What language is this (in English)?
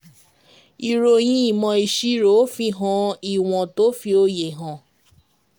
Yoruba